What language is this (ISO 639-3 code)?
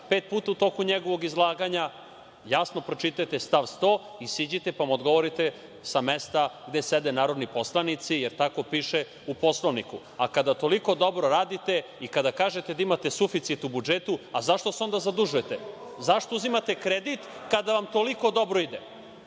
srp